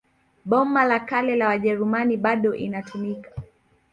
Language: Swahili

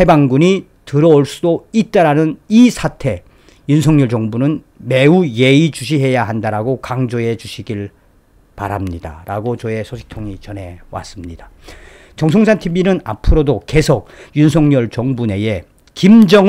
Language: Korean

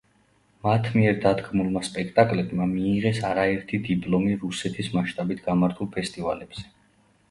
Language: Georgian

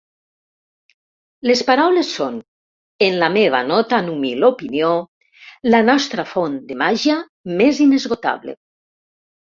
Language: Catalan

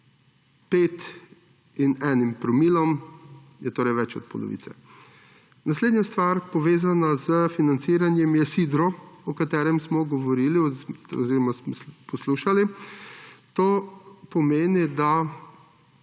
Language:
Slovenian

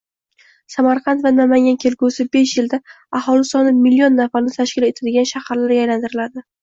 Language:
Uzbek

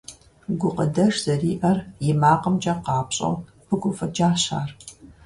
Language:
Kabardian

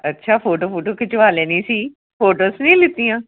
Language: Punjabi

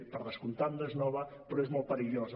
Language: Catalan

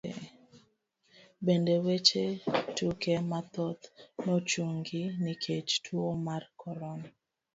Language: Luo (Kenya and Tanzania)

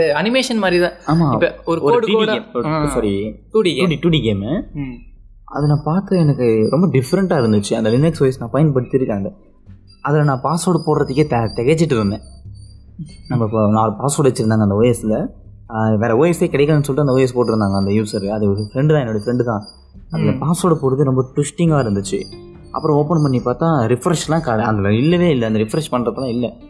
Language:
Tamil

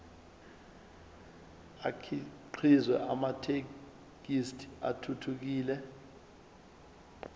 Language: Zulu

